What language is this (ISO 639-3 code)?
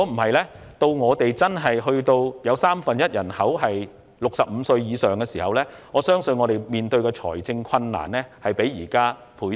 yue